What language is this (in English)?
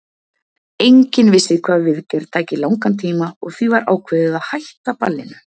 Icelandic